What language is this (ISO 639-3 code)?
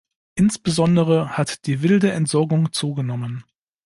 deu